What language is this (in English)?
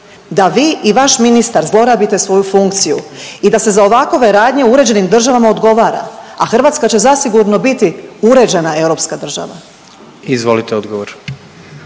Croatian